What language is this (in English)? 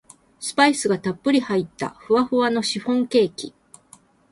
Japanese